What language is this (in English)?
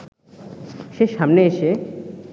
Bangla